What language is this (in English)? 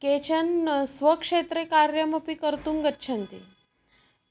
Sanskrit